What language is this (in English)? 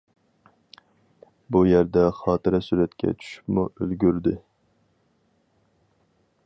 Uyghur